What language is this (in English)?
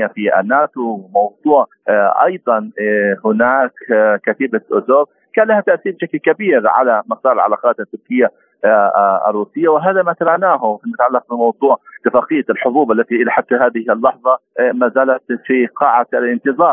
Arabic